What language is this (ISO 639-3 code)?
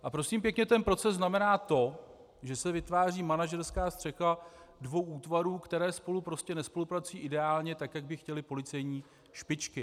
ces